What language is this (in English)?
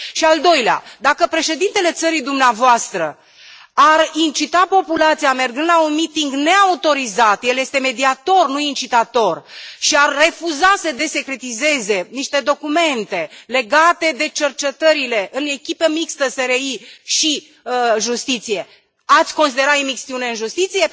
Romanian